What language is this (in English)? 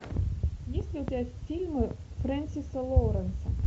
Russian